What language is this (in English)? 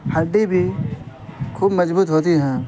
Urdu